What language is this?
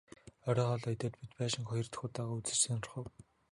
Mongolian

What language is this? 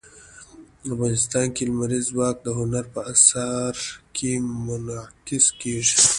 Pashto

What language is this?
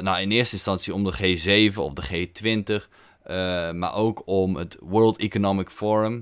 Dutch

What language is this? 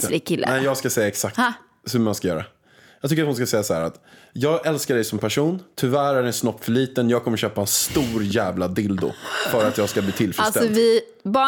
Swedish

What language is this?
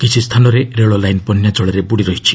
Odia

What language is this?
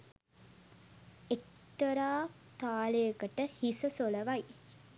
Sinhala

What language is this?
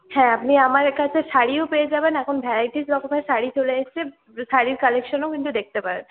Bangla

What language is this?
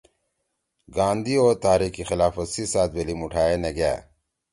Torwali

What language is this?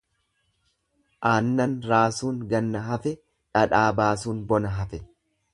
Oromo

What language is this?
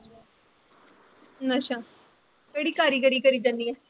Punjabi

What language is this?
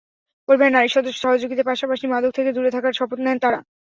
Bangla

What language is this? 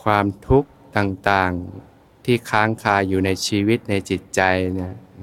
Thai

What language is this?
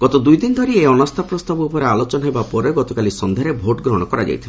Odia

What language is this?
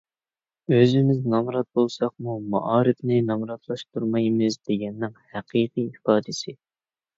Uyghur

